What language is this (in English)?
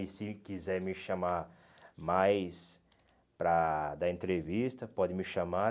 Portuguese